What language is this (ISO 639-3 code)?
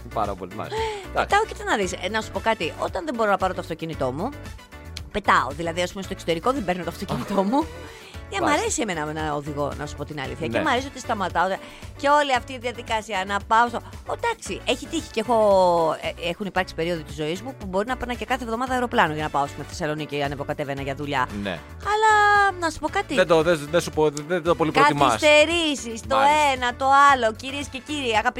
ell